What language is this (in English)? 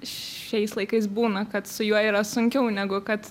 Lithuanian